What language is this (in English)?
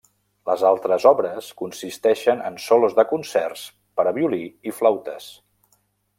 Catalan